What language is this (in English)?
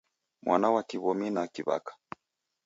Taita